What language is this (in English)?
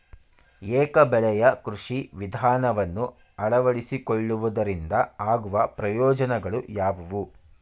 Kannada